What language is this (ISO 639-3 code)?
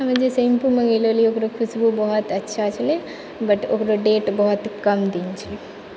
mai